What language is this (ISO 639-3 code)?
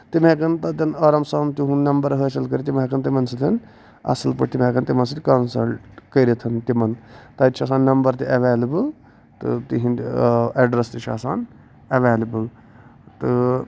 kas